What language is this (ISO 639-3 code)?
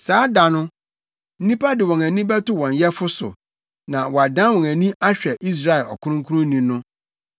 aka